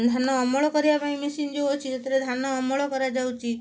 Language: Odia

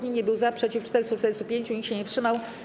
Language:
Polish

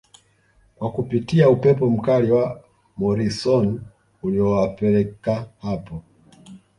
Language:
Swahili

